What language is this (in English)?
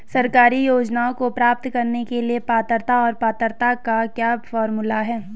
Hindi